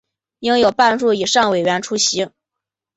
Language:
Chinese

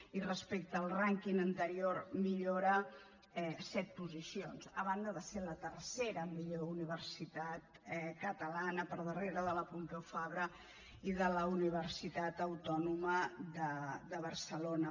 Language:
Catalan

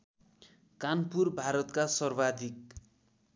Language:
Nepali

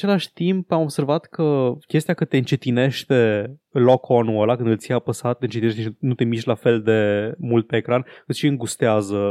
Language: Romanian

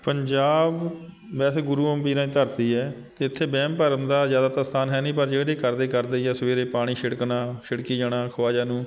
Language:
Punjabi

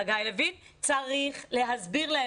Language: Hebrew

